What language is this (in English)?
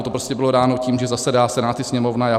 Czech